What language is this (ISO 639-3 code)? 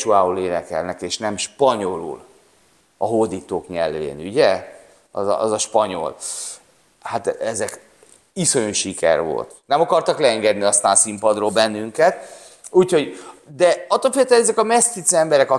hun